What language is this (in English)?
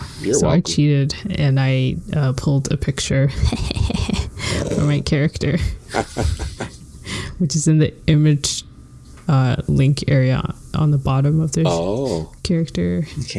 English